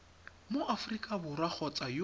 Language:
Tswana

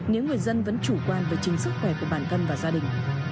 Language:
Vietnamese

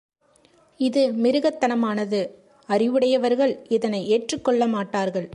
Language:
Tamil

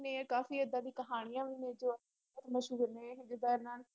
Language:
Punjabi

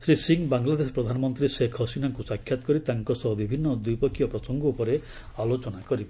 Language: Odia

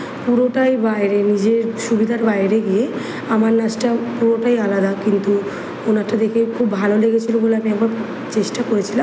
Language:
Bangla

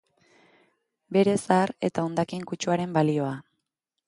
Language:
Basque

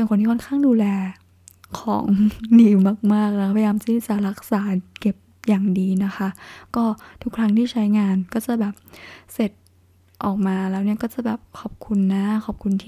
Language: Thai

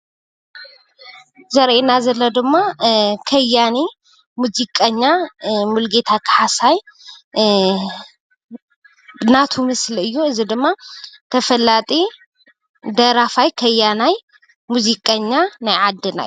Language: Tigrinya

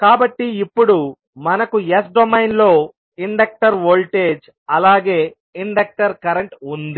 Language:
Telugu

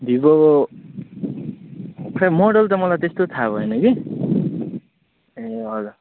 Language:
Nepali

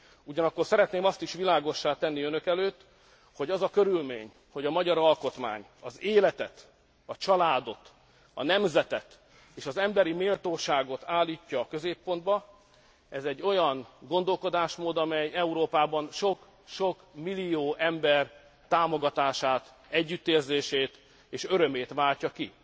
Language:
Hungarian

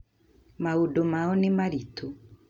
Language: Kikuyu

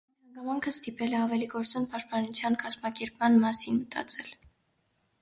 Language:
Armenian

